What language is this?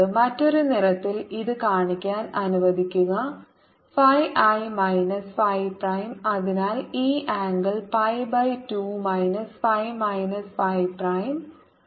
Malayalam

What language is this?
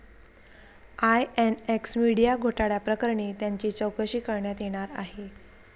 Marathi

